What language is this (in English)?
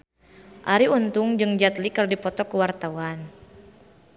Sundanese